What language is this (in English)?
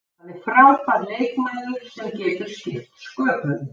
Icelandic